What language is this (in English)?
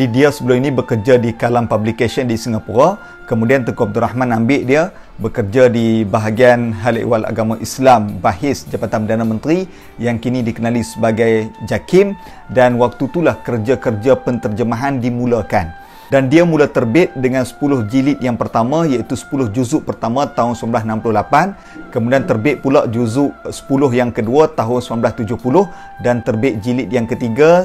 Malay